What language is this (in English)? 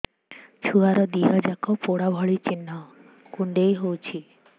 Odia